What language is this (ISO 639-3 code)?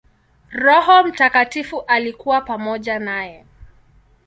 swa